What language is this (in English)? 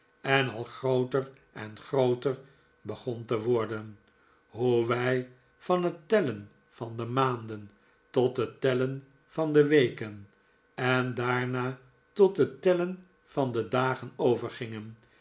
Dutch